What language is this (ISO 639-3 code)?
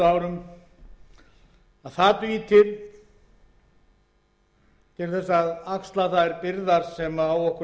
isl